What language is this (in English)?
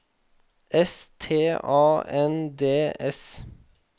Norwegian